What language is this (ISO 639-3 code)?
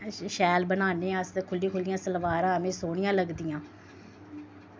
doi